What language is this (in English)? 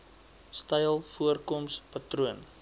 Afrikaans